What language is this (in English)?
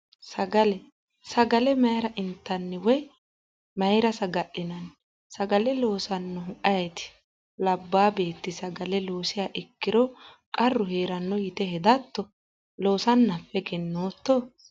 Sidamo